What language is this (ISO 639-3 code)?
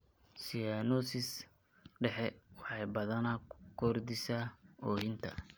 som